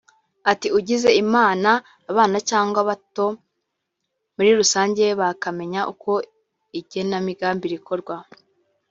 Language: Kinyarwanda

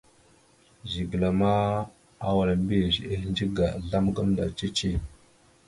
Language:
Mada (Cameroon)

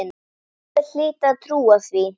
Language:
Icelandic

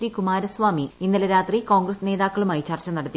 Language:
Malayalam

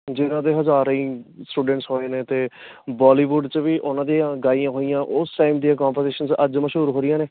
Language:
Punjabi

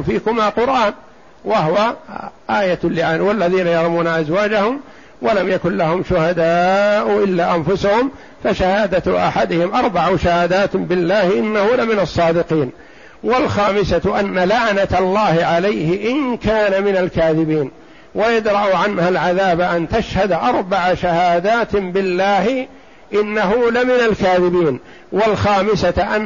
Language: Arabic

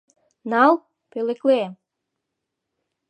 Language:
Mari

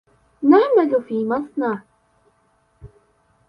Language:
Arabic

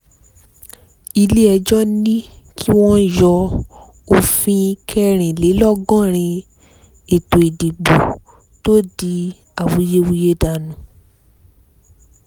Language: Yoruba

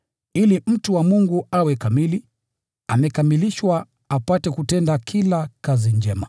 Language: Swahili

